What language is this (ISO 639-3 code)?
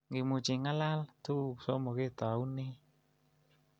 kln